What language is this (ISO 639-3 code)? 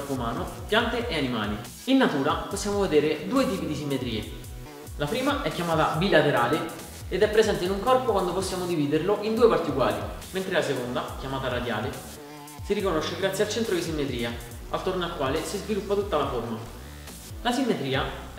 ita